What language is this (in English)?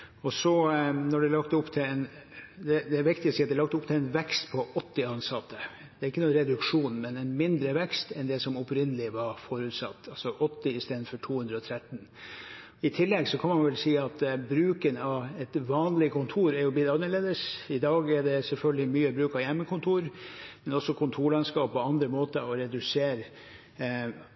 Norwegian Bokmål